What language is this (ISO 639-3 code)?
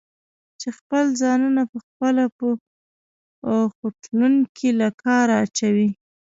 pus